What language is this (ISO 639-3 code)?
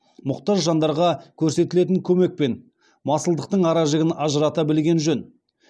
kaz